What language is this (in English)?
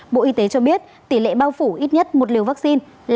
Vietnamese